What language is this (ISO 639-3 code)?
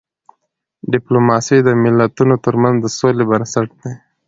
pus